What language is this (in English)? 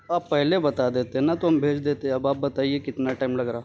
Urdu